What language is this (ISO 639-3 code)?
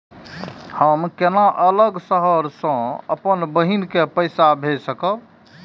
mai